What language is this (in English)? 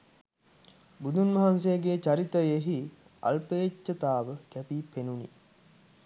Sinhala